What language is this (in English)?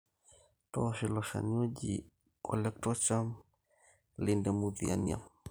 Masai